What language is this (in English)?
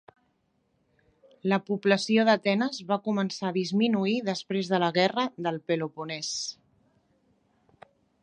Catalan